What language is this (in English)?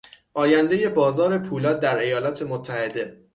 Persian